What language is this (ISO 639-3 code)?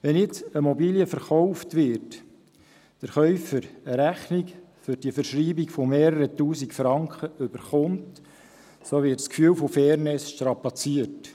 gsw